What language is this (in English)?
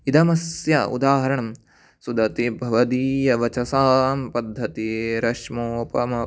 Sanskrit